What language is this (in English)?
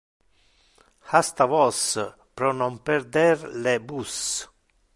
Interlingua